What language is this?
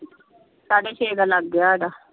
Punjabi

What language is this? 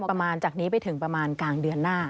Thai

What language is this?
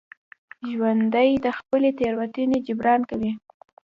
Pashto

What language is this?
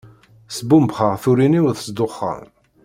Kabyle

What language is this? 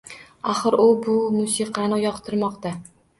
Uzbek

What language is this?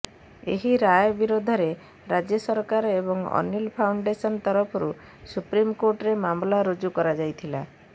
Odia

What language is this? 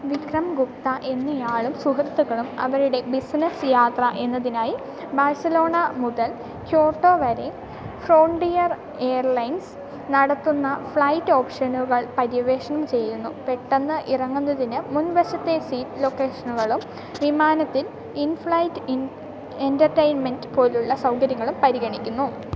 Malayalam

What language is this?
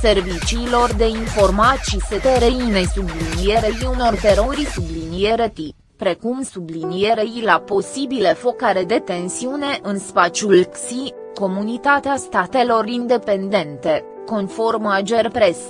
Romanian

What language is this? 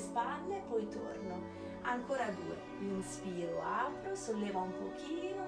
Italian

